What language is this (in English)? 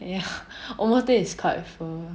English